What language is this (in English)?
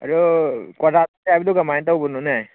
Manipuri